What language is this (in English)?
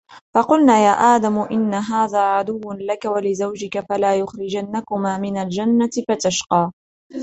Arabic